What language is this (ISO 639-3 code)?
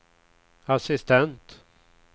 swe